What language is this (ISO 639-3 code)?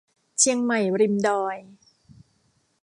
tha